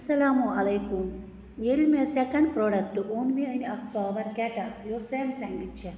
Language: Kashmiri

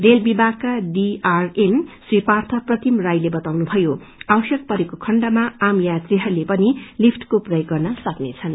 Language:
Nepali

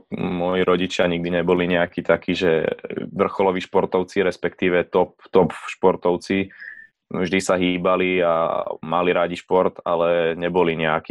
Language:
Slovak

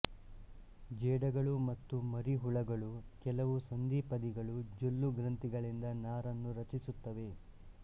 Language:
Kannada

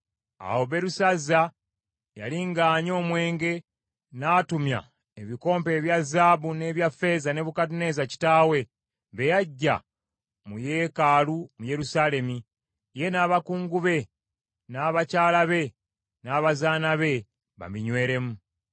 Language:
Ganda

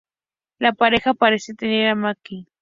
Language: Spanish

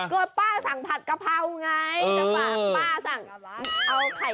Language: Thai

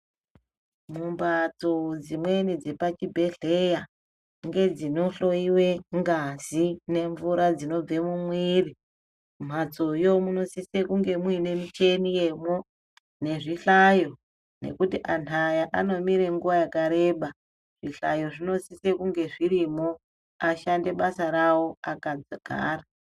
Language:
Ndau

